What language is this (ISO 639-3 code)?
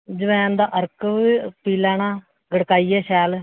doi